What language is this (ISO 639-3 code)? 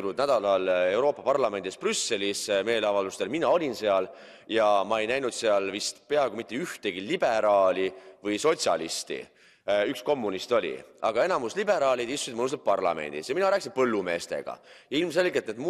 fin